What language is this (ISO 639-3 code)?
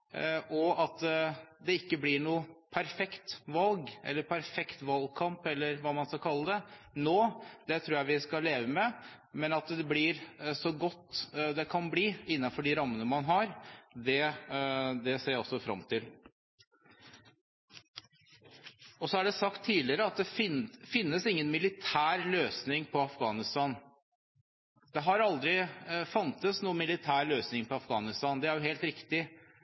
nob